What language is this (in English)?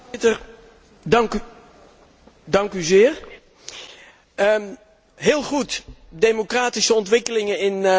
Dutch